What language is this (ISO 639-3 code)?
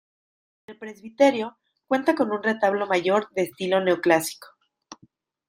spa